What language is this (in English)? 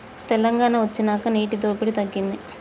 Telugu